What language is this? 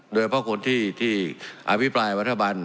Thai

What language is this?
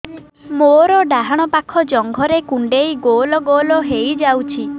Odia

